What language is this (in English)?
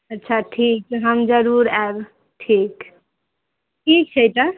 Maithili